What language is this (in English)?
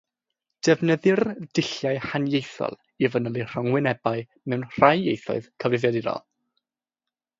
Welsh